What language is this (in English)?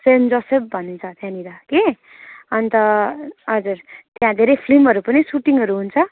Nepali